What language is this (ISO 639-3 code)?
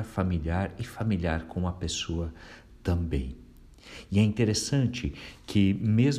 por